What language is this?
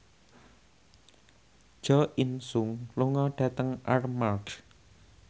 Javanese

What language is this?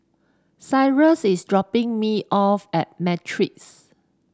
English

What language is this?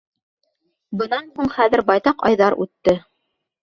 Bashkir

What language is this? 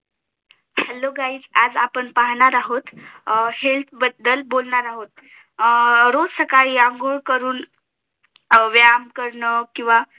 Marathi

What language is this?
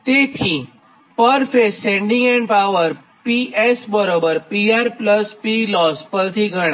Gujarati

